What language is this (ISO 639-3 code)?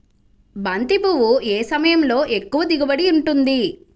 tel